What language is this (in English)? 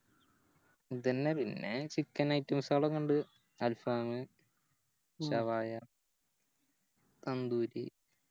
Malayalam